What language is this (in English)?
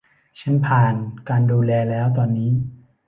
Thai